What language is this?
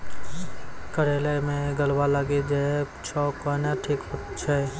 Maithili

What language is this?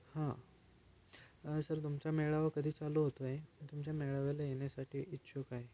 Marathi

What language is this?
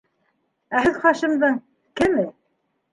Bashkir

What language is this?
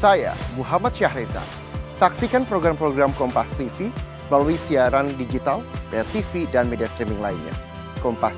Indonesian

